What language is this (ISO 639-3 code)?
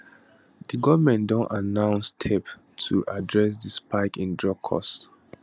pcm